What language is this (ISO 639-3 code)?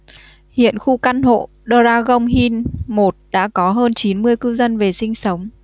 vie